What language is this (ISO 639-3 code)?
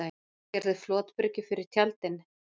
isl